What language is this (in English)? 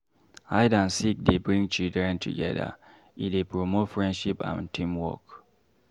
Nigerian Pidgin